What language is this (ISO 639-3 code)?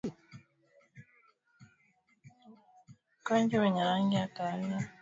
swa